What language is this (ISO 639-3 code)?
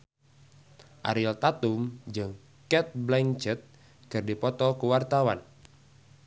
sun